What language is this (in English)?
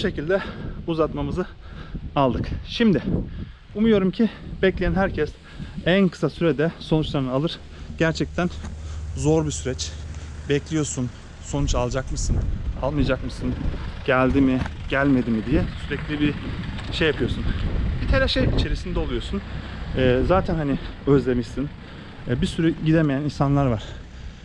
Turkish